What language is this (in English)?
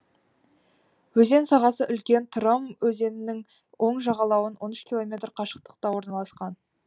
Kazakh